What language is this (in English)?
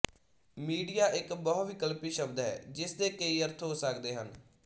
Punjabi